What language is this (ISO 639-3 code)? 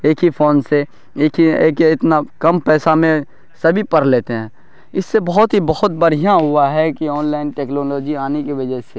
urd